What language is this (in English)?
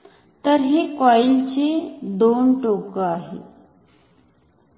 Marathi